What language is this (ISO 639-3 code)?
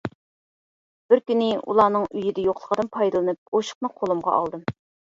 uig